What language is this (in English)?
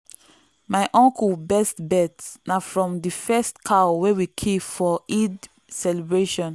Nigerian Pidgin